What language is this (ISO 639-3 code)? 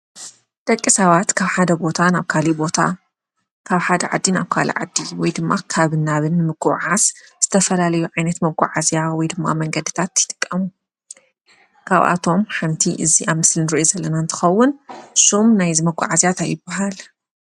tir